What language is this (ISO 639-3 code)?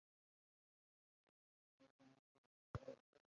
uzb